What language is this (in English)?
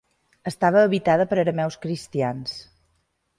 Catalan